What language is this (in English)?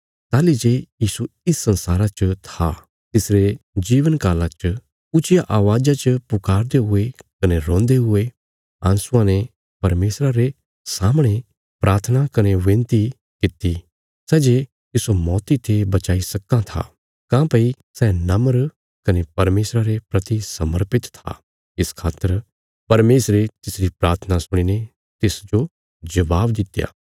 Bilaspuri